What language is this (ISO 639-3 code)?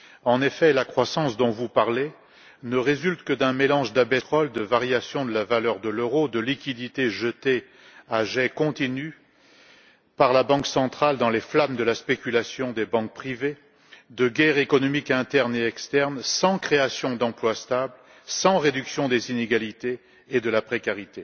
fra